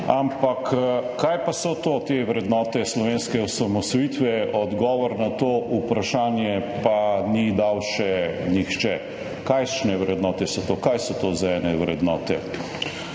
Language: Slovenian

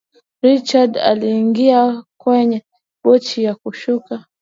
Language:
Swahili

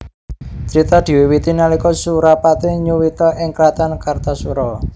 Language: Javanese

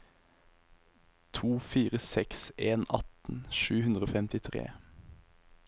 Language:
Norwegian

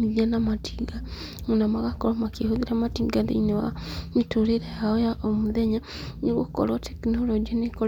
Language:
Kikuyu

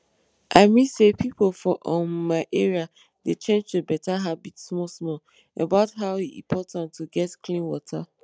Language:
Nigerian Pidgin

